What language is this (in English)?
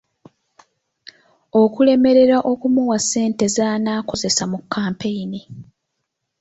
Ganda